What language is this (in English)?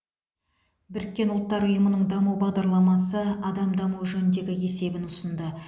Kazakh